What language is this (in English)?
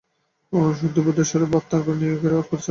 Bangla